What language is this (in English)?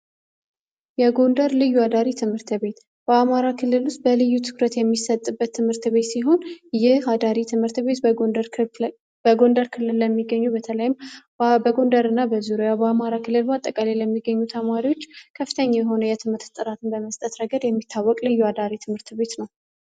Amharic